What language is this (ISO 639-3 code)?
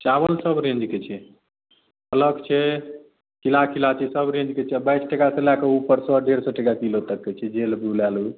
mai